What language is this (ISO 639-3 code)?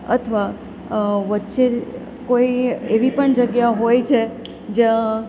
guj